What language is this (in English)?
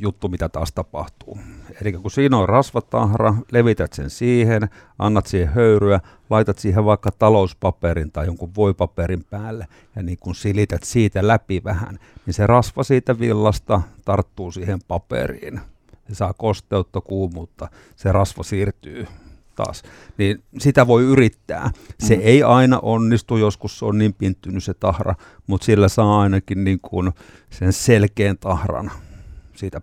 Finnish